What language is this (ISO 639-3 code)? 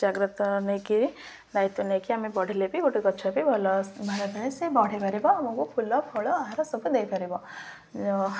ori